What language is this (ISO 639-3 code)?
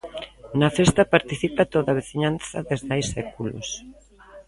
glg